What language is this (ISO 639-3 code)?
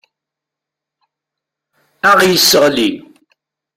kab